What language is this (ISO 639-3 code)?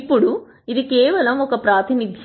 tel